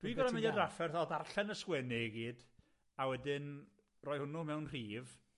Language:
Welsh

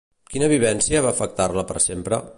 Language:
Catalan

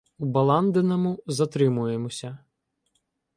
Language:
Ukrainian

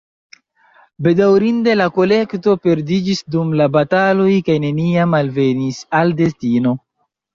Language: Esperanto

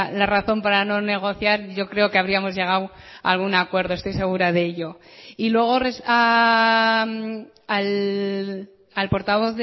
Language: Spanish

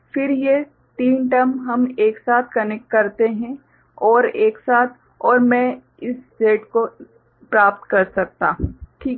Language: Hindi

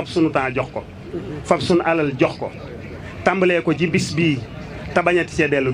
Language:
Arabic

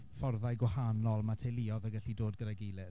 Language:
Welsh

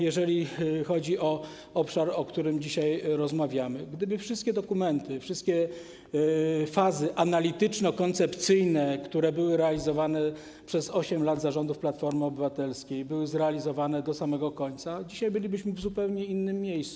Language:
Polish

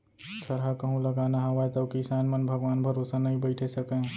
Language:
Chhattisgarhi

